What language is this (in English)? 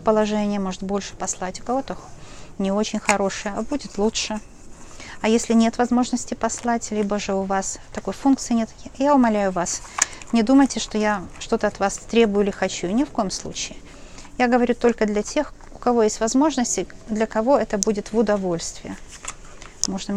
Russian